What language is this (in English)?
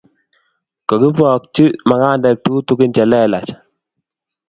Kalenjin